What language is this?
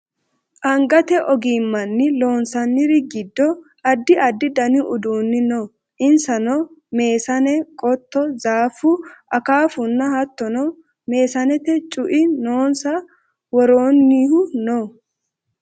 Sidamo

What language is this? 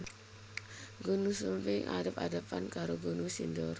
Javanese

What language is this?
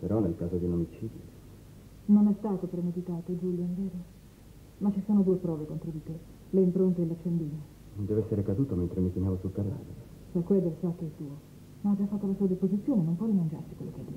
Italian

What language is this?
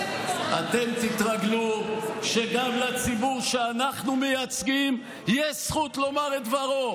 Hebrew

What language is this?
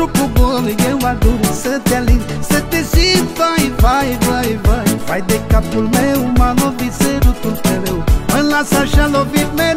Romanian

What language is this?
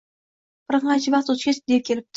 Uzbek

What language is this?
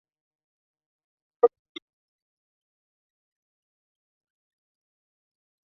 Chinese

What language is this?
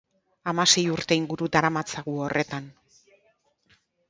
Basque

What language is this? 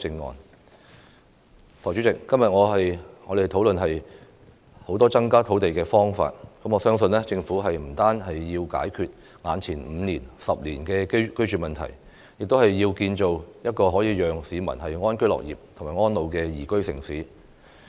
Cantonese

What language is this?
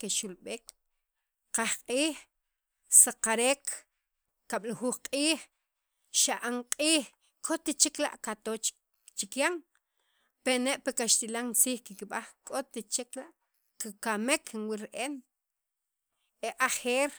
Sacapulteco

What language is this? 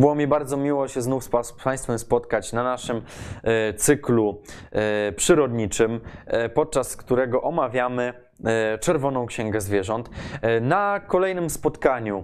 Polish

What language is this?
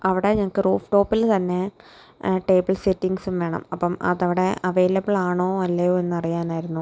Malayalam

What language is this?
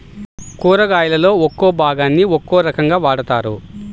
Telugu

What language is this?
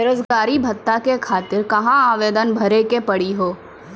Maithili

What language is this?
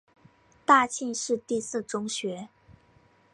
Chinese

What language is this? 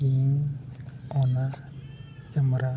Santali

